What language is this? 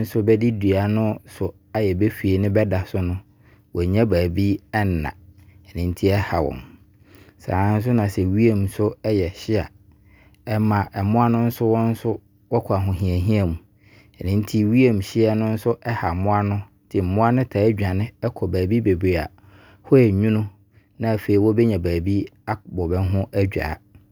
Abron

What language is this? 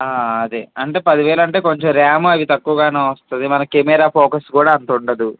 Telugu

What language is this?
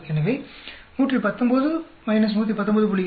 Tamil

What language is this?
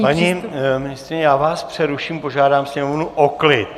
Czech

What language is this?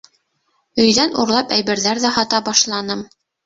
Bashkir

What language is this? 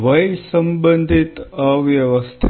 Gujarati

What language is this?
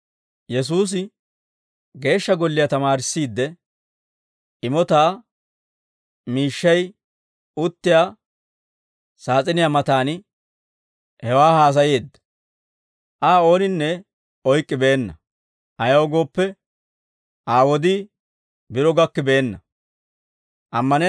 Dawro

